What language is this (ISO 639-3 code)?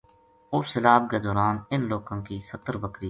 gju